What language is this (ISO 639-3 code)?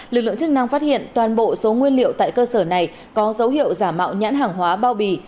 vie